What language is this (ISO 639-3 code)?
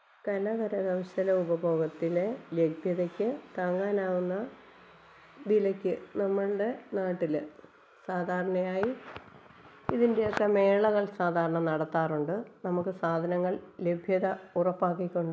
mal